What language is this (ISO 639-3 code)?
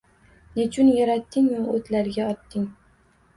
uzb